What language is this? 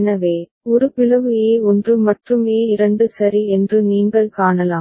Tamil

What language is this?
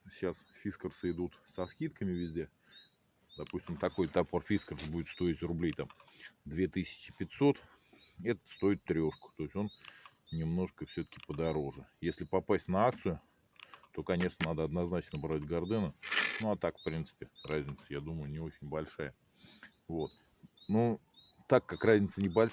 Russian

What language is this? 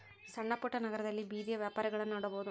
Kannada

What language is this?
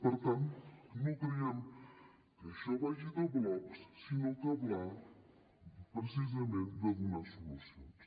Catalan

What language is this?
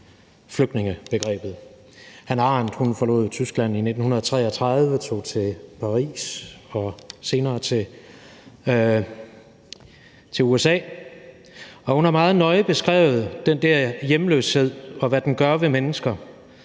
Danish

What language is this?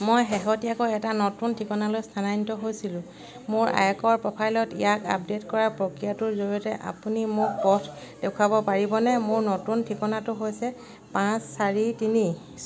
Assamese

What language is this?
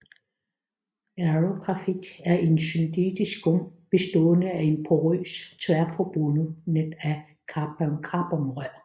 Danish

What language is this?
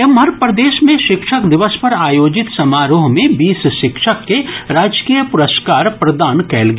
Maithili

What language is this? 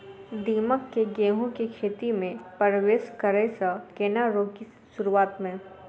Maithili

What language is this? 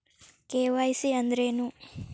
Kannada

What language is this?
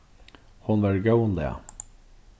Faroese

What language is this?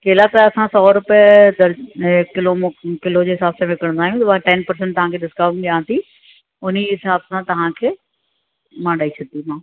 Sindhi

